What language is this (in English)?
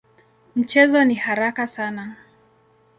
Swahili